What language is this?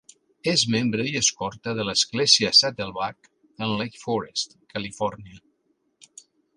Catalan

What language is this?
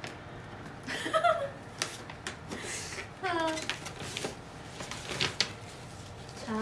Korean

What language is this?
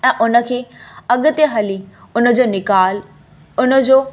Sindhi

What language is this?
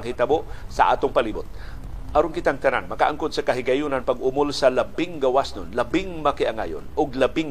Filipino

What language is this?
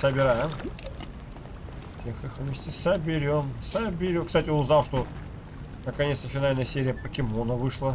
Russian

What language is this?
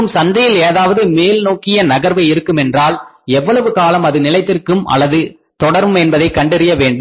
Tamil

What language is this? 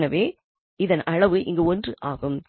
Tamil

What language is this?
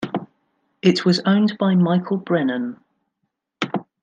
English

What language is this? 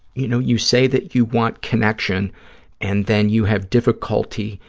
English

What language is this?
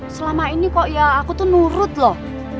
Indonesian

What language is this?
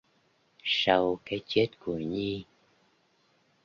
Vietnamese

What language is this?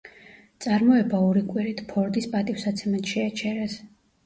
Georgian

